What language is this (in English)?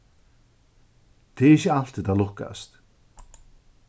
Faroese